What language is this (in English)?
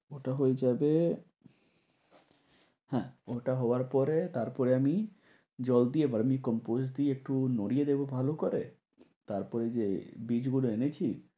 Bangla